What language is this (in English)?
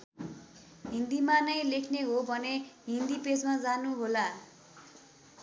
Nepali